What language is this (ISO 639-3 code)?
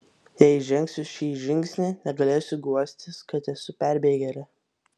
lit